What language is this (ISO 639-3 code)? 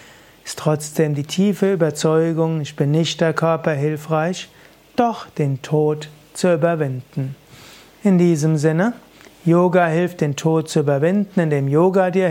deu